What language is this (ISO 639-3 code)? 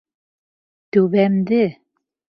bak